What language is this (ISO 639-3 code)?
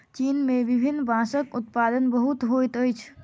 mai